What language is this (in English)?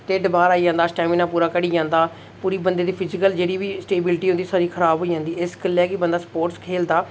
Dogri